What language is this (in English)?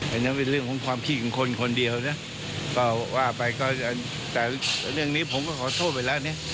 Thai